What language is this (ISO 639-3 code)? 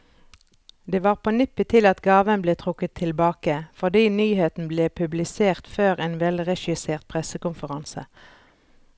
nor